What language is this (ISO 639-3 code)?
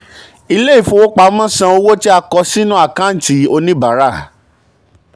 yor